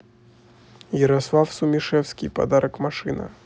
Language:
Russian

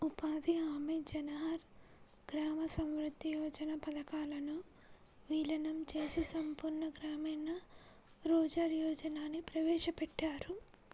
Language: Telugu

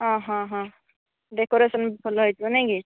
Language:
Odia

